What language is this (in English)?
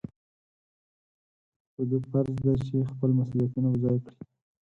Pashto